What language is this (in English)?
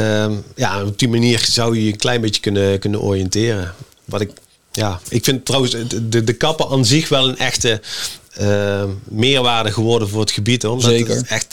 Dutch